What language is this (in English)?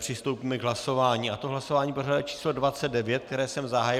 Czech